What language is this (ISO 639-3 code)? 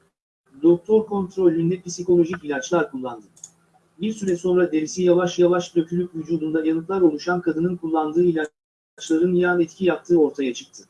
tur